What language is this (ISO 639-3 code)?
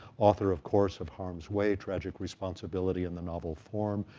eng